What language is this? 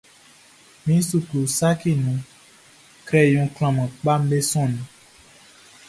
Baoulé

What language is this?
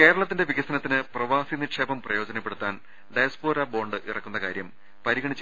Malayalam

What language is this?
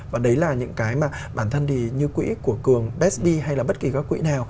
Vietnamese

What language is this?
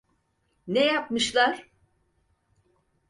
Turkish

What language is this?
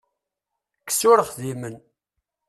Kabyle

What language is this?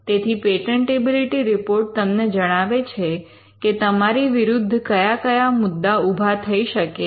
Gujarati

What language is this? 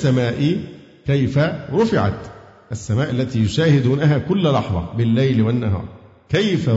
Arabic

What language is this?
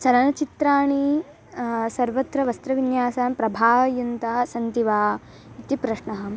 Sanskrit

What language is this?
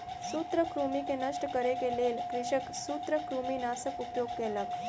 Maithili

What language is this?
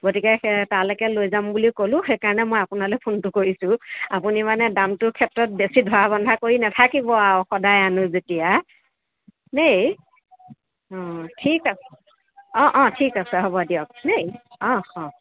Assamese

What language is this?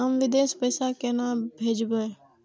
Maithili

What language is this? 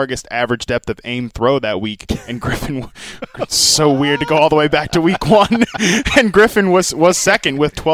English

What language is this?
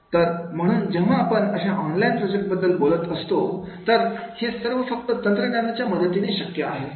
Marathi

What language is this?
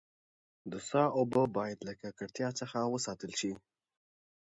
Pashto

